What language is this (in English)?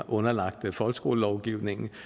Danish